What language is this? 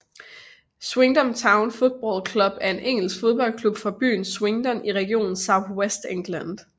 Danish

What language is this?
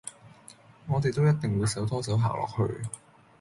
Cantonese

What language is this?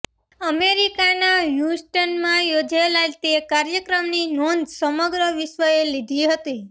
Gujarati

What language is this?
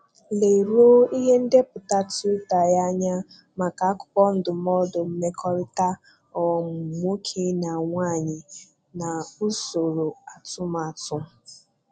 Igbo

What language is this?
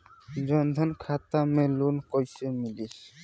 Bhojpuri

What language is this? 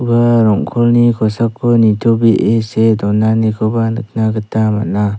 Garo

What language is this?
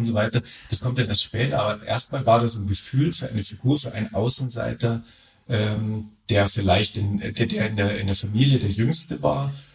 German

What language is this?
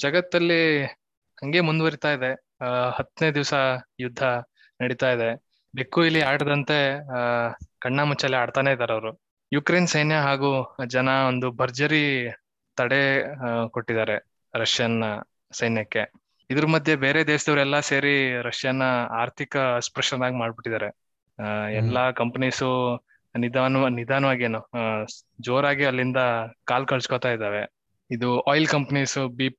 Kannada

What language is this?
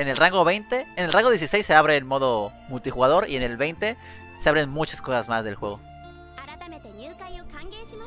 Spanish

